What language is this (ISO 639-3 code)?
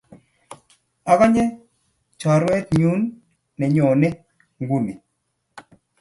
kln